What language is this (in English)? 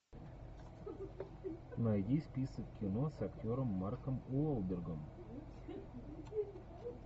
Russian